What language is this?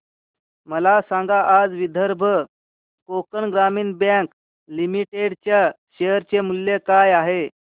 Marathi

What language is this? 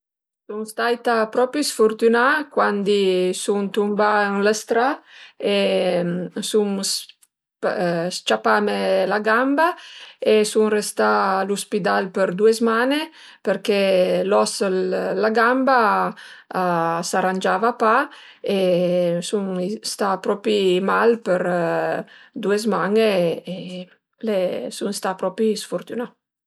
Piedmontese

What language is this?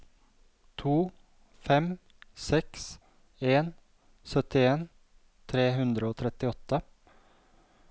Norwegian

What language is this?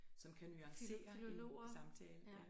Danish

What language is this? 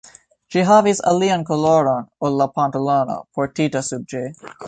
Esperanto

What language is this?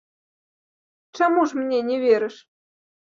Belarusian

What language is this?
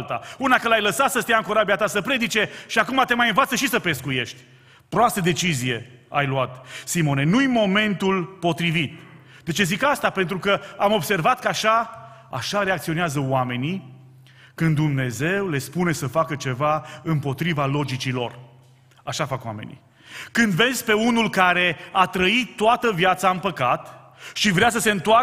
Romanian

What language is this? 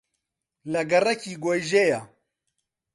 Central Kurdish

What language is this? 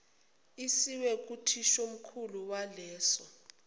Zulu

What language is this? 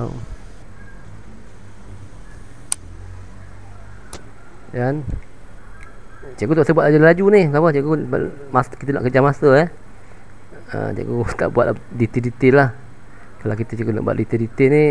Malay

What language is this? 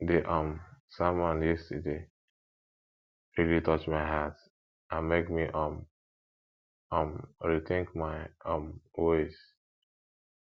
Nigerian Pidgin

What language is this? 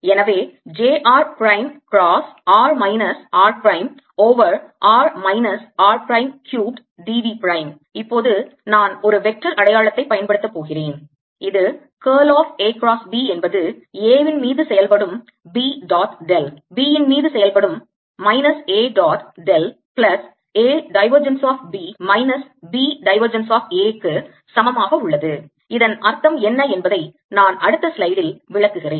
Tamil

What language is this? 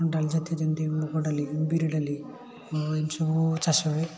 Odia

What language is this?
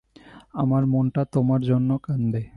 Bangla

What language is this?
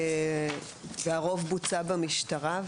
Hebrew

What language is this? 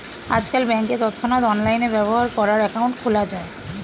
Bangla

